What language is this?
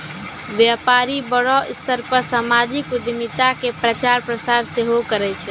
Maithili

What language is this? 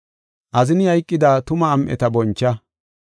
Gofa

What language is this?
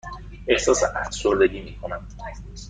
Persian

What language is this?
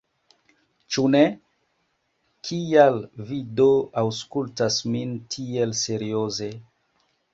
Esperanto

